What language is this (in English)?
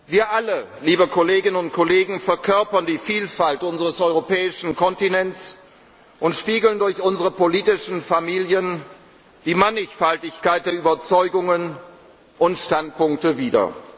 German